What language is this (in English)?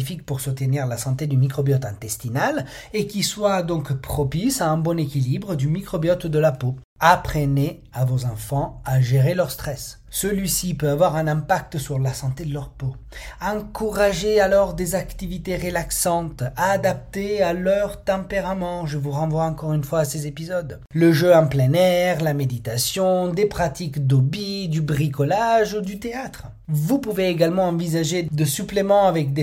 French